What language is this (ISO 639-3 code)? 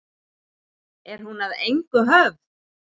isl